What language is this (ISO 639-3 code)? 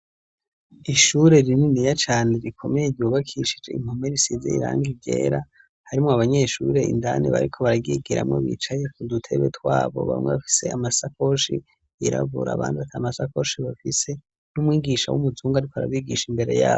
run